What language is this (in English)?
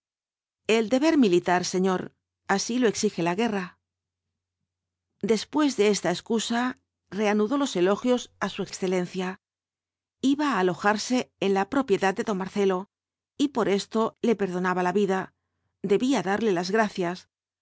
Spanish